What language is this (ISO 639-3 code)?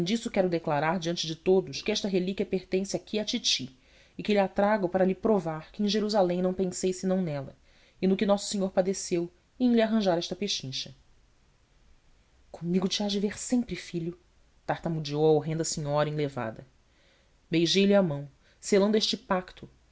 por